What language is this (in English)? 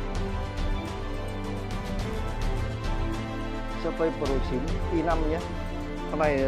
Vietnamese